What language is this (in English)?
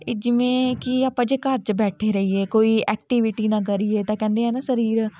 Punjabi